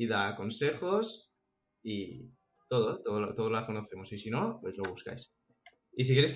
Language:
Spanish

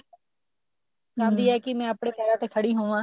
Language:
Punjabi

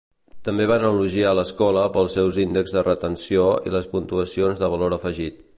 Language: Catalan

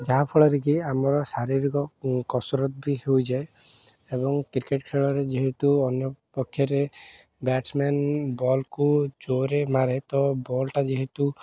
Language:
Odia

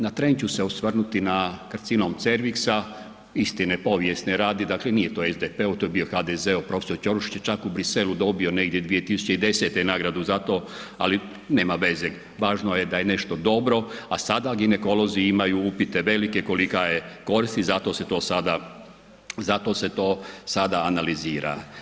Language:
Croatian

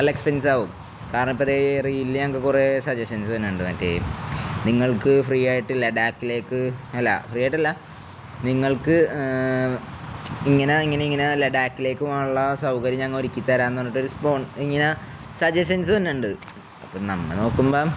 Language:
Malayalam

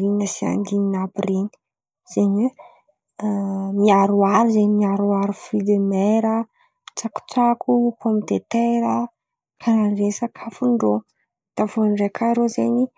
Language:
Antankarana Malagasy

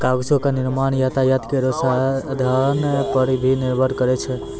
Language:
Maithili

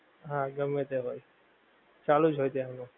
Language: Gujarati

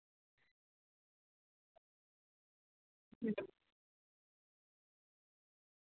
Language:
Santali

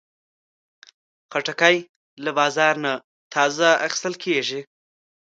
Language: Pashto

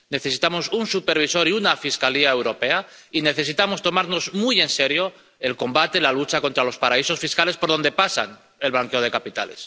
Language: Spanish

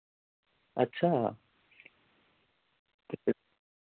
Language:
Dogri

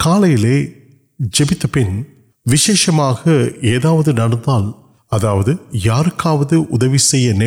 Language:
Urdu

